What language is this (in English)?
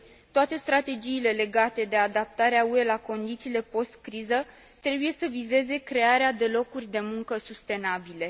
Romanian